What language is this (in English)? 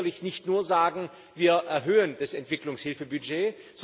German